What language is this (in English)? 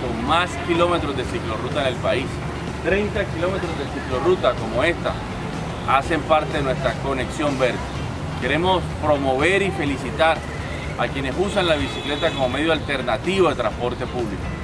Spanish